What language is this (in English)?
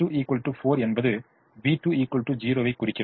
Tamil